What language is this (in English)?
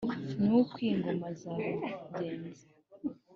Kinyarwanda